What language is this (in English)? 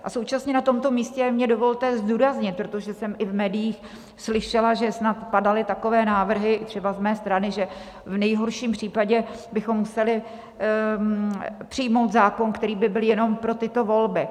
Czech